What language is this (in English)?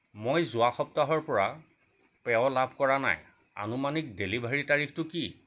Assamese